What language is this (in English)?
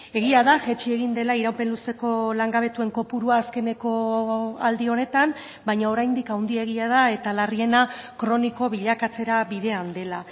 Basque